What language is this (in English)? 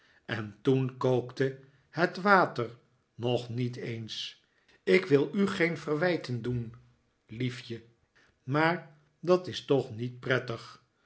Dutch